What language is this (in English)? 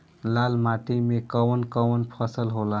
Bhojpuri